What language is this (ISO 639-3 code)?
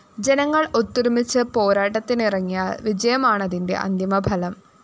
mal